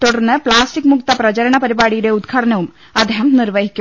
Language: Malayalam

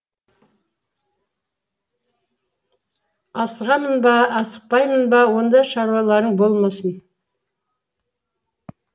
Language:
Kazakh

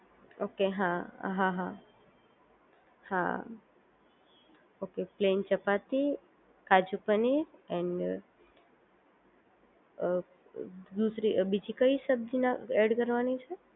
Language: Gujarati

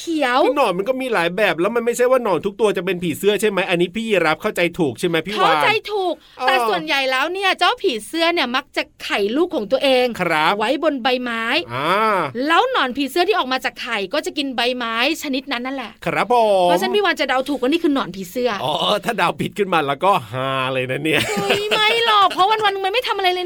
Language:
Thai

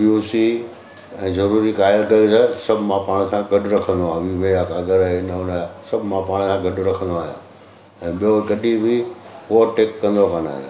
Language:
Sindhi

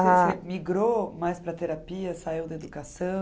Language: Portuguese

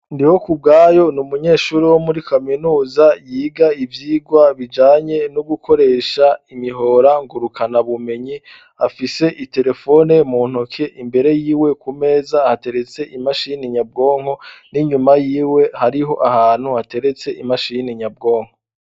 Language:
Rundi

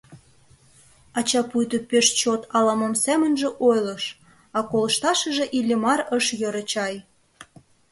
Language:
Mari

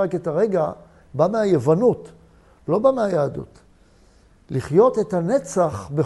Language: Hebrew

